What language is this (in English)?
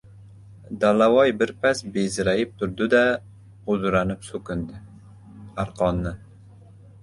Uzbek